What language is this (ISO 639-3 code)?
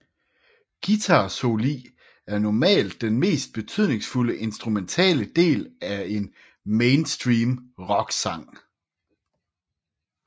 dan